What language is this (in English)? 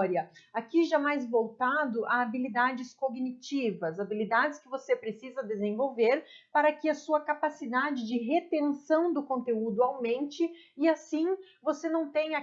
Portuguese